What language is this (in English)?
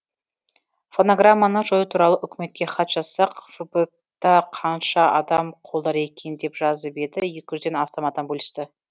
Kazakh